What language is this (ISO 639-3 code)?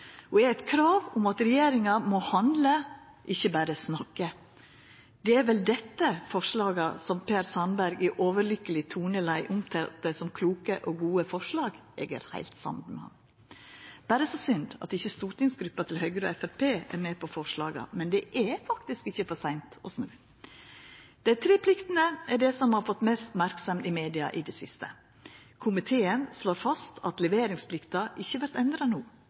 nno